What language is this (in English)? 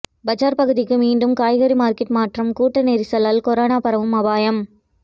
Tamil